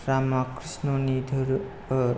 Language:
Bodo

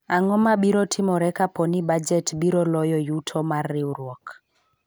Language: Luo (Kenya and Tanzania)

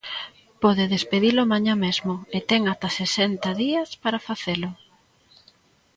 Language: Galician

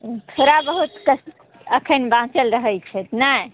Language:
Maithili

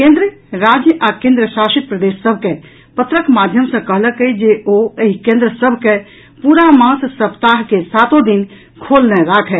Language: Maithili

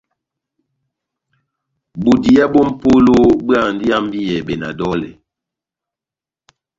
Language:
Batanga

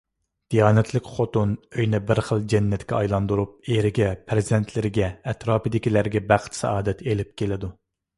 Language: Uyghur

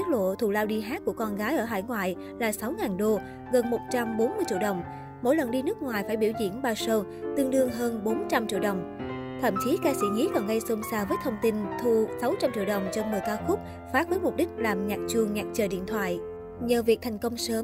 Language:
Vietnamese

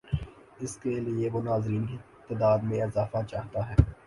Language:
Urdu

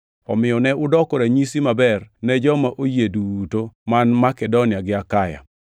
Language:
Luo (Kenya and Tanzania)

